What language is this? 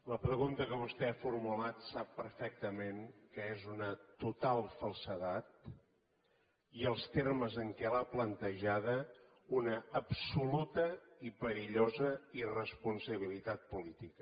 Catalan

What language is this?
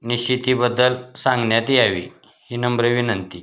Marathi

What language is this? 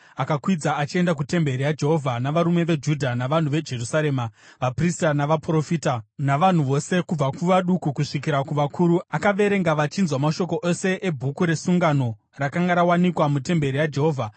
Shona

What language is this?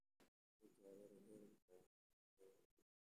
Somali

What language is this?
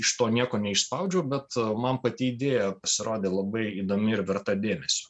Lithuanian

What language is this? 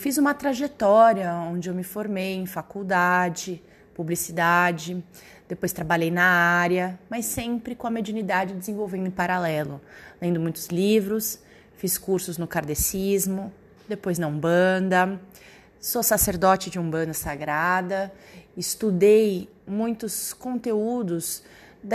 Portuguese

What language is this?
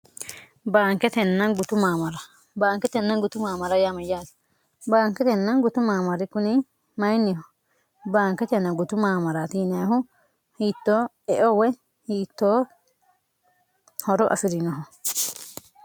Sidamo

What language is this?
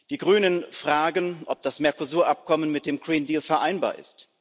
German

